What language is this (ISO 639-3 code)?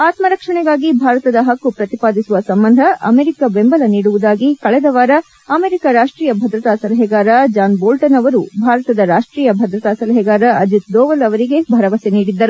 kan